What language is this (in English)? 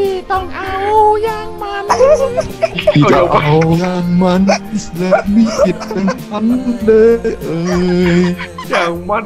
Thai